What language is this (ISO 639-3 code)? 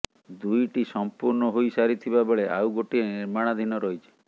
ori